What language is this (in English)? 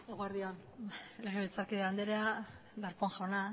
Basque